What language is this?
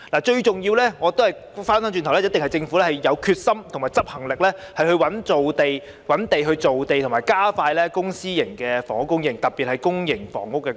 Cantonese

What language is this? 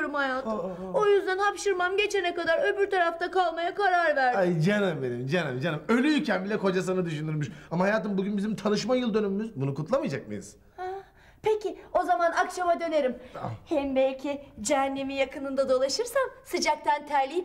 Turkish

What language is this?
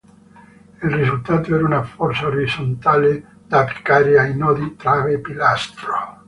Italian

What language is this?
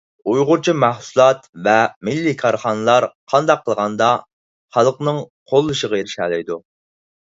Uyghur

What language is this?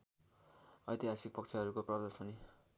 Nepali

